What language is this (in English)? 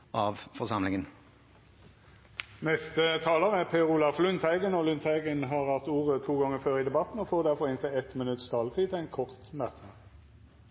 Norwegian